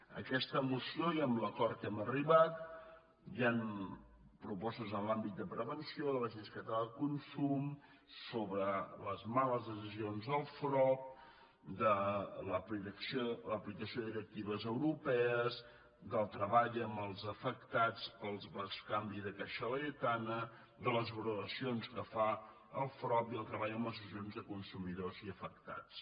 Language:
Catalan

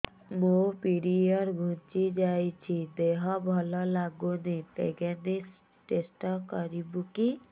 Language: Odia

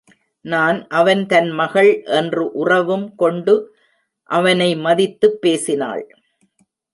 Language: Tamil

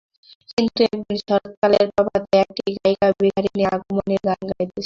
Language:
Bangla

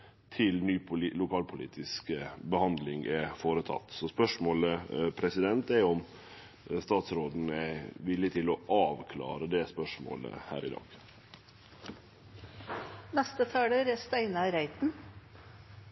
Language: Norwegian Nynorsk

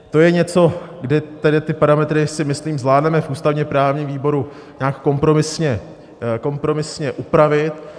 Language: Czech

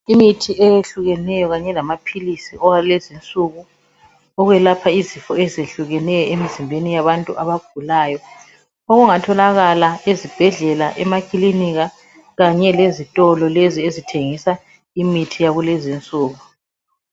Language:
North Ndebele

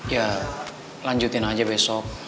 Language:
Indonesian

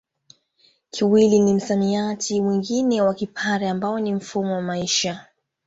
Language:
Swahili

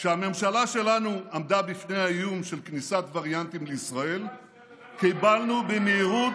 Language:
Hebrew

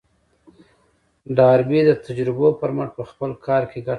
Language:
Pashto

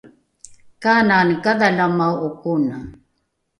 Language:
Rukai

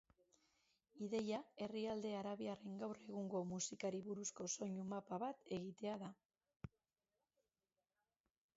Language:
Basque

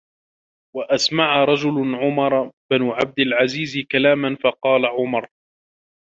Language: Arabic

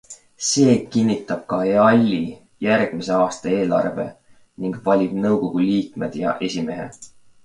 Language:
Estonian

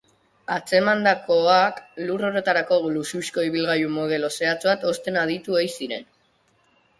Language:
Basque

